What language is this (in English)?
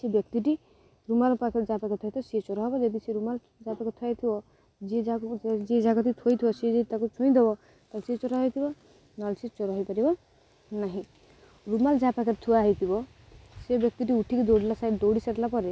Odia